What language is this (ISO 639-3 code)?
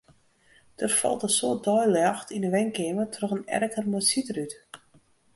fry